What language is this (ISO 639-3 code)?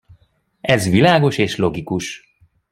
hun